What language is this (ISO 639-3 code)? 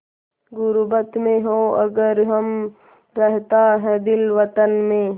hin